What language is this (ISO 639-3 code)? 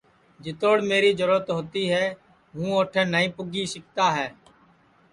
ssi